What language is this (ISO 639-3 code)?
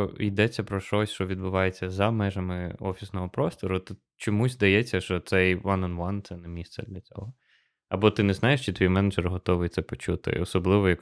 ukr